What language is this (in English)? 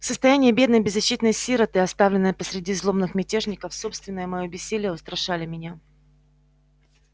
Russian